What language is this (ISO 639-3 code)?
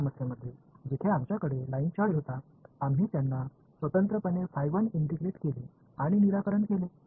mar